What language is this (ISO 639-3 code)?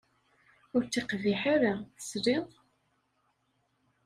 kab